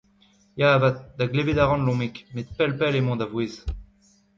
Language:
Breton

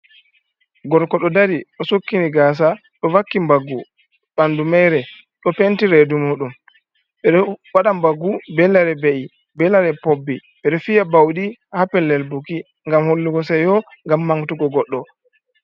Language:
Fula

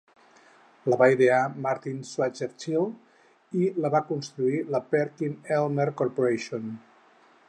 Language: Catalan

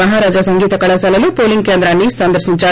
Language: Telugu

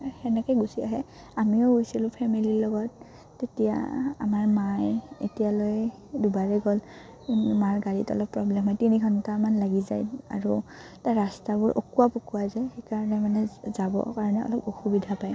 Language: Assamese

